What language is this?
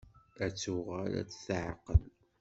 Kabyle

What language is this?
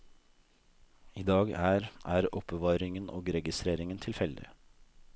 Norwegian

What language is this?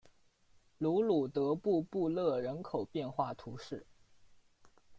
Chinese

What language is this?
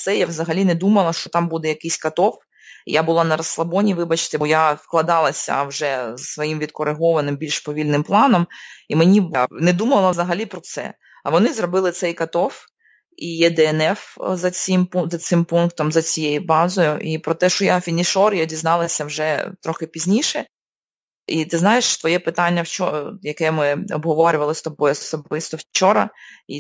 Ukrainian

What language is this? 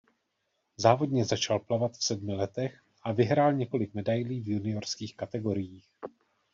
Czech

